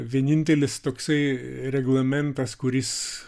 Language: Lithuanian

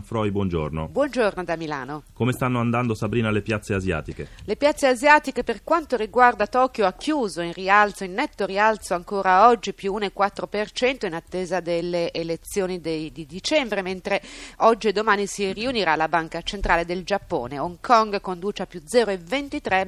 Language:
Italian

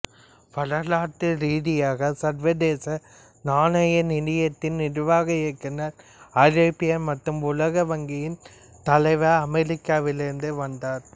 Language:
Tamil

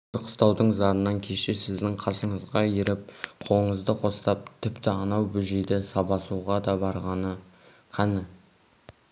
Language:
Kazakh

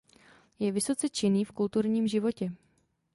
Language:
Czech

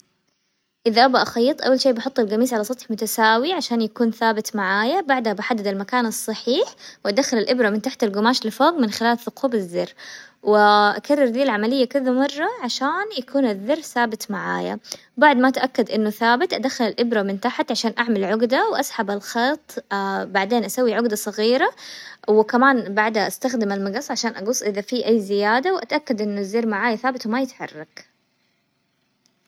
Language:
Hijazi Arabic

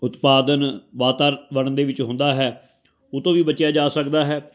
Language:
Punjabi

